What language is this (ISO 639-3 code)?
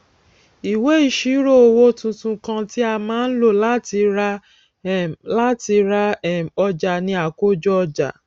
yor